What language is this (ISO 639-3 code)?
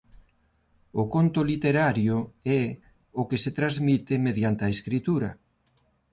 glg